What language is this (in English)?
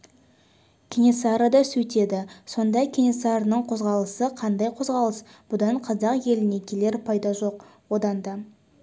Kazakh